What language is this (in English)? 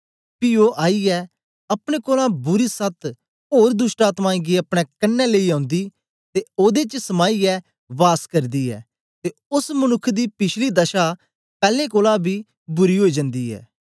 Dogri